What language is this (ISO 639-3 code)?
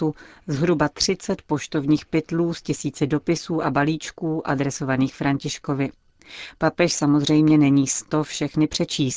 ces